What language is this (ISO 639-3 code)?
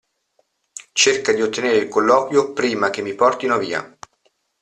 ita